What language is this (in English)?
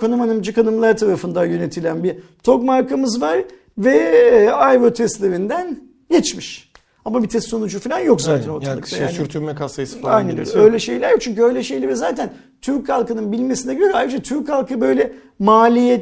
Turkish